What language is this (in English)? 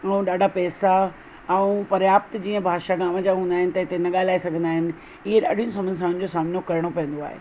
Sindhi